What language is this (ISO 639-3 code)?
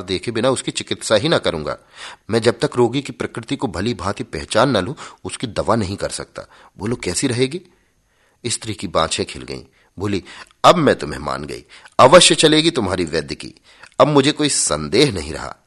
hin